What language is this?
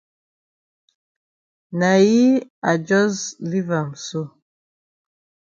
Cameroon Pidgin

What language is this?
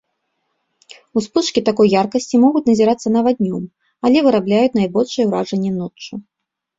Belarusian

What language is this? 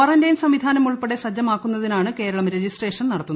Malayalam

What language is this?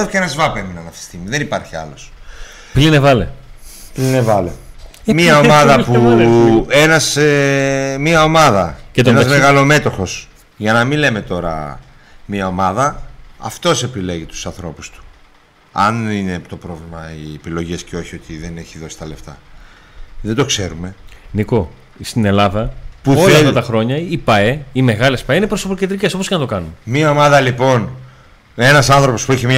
Greek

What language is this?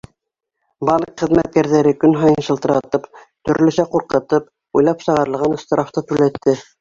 Bashkir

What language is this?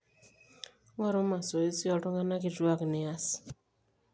Masai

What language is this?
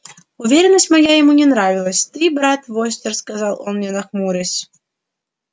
Russian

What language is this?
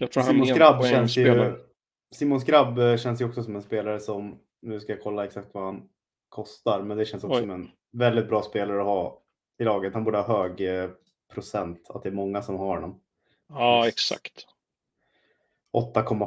Swedish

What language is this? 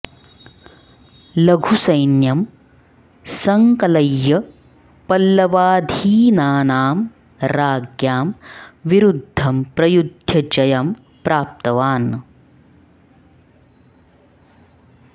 Sanskrit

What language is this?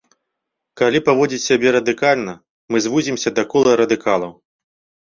Belarusian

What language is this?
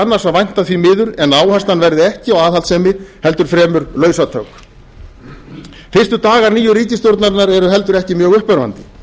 Icelandic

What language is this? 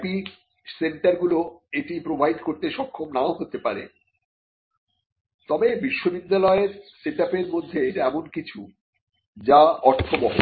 Bangla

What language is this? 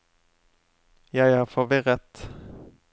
Norwegian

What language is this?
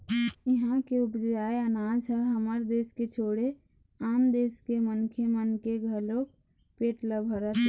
Chhattisgarhi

